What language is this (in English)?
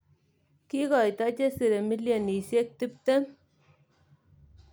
Kalenjin